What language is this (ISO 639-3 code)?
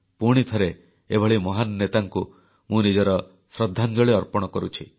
ori